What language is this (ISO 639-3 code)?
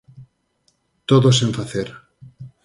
glg